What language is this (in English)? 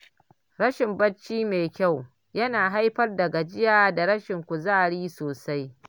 Hausa